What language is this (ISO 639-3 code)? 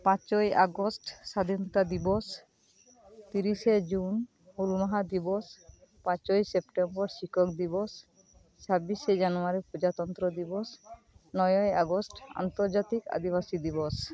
sat